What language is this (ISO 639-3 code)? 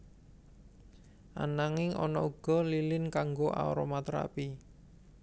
jav